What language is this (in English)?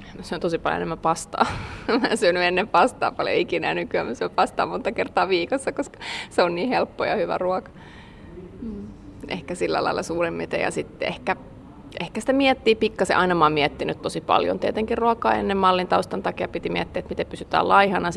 Finnish